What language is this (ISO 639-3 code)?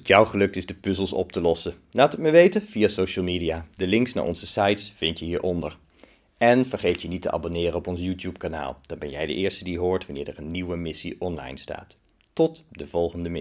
nld